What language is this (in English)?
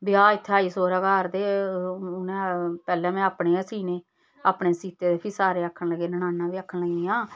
Dogri